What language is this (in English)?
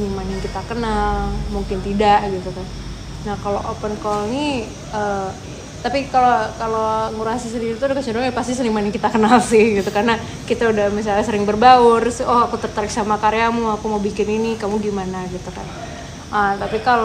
Indonesian